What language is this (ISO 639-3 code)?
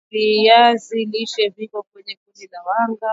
swa